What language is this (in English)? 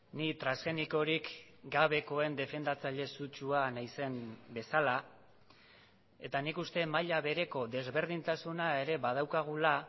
Basque